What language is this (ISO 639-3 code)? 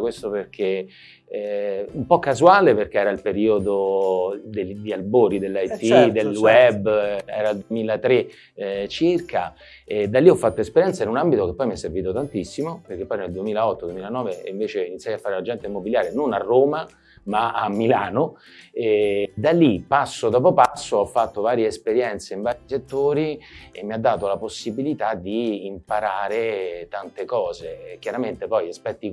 ita